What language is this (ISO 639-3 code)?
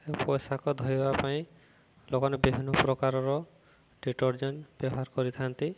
ori